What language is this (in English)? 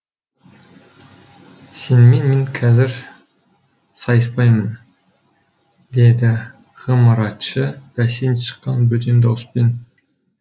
Kazakh